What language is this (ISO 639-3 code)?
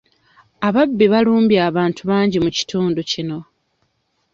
lug